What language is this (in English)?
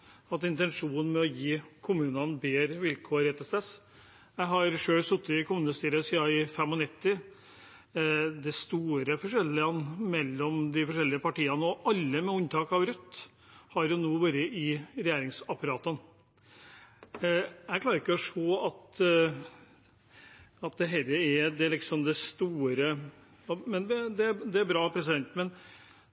Norwegian Bokmål